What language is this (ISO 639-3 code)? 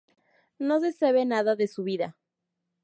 spa